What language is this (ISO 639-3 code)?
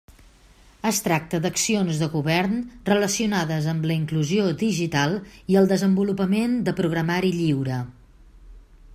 cat